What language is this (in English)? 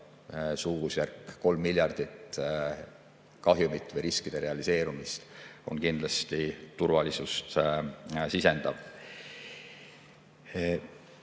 Estonian